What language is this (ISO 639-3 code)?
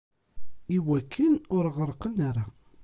kab